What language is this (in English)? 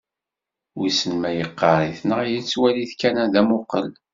Kabyle